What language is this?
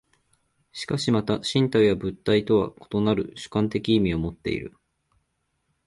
Japanese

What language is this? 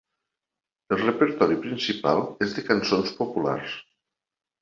Catalan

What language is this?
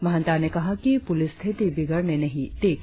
Hindi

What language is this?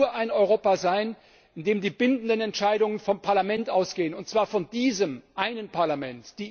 German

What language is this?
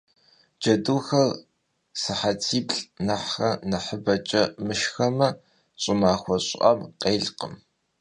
Kabardian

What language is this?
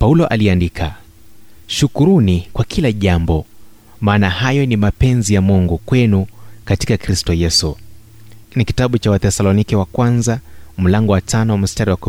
Swahili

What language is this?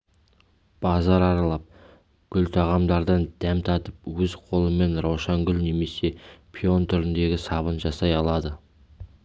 Kazakh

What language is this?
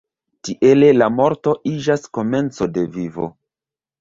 Esperanto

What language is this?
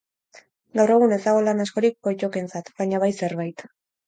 Basque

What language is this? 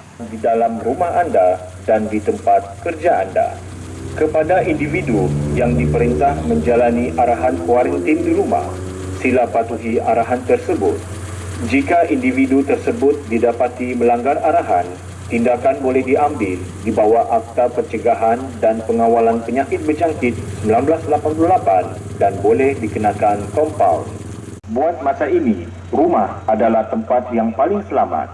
Malay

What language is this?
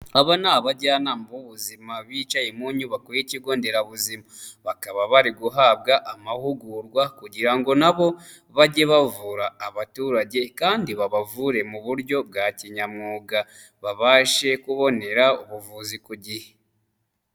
Kinyarwanda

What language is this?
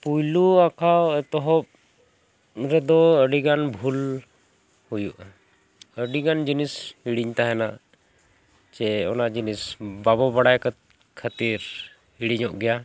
Santali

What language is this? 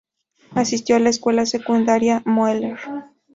Spanish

